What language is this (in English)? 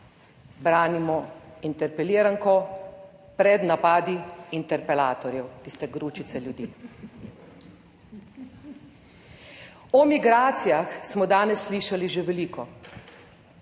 Slovenian